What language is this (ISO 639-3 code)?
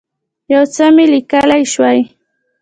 pus